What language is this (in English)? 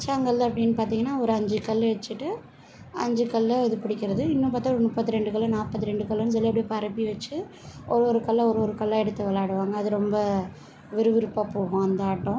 Tamil